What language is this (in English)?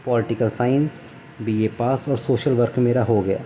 Urdu